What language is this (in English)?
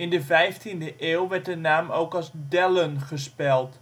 Dutch